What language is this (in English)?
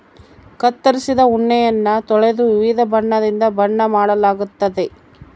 Kannada